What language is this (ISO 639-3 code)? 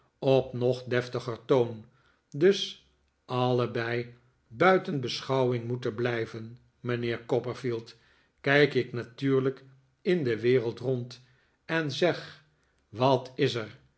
nld